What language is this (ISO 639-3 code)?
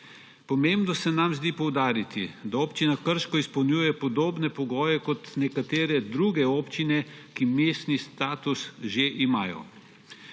slv